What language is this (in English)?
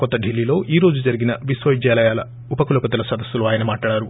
Telugu